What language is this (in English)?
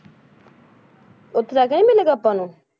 Punjabi